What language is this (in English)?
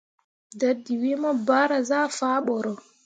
Mundang